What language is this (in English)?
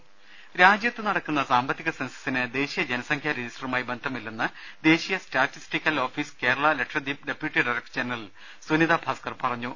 Malayalam